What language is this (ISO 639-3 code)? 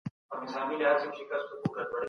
pus